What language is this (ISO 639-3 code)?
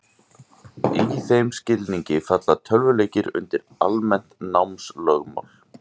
isl